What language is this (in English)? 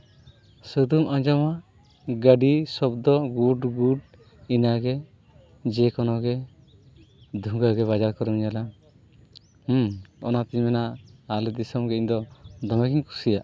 Santali